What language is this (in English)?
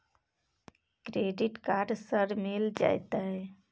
Maithili